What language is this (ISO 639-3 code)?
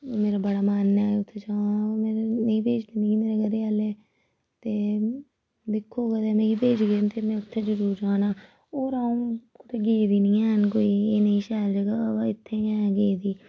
doi